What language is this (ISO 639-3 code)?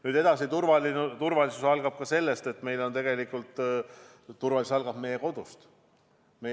est